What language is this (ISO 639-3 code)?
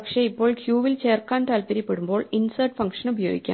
mal